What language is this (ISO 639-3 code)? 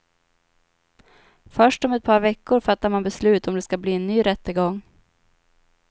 swe